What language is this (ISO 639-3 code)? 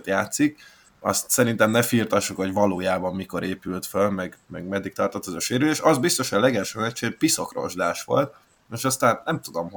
hun